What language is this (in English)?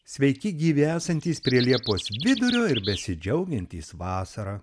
Lithuanian